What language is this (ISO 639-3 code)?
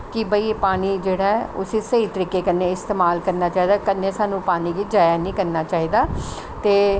doi